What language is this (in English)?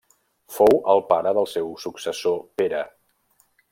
Catalan